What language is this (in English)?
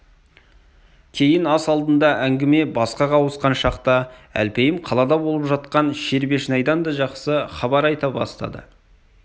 Kazakh